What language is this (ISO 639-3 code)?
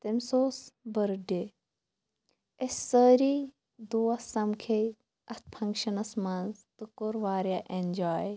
kas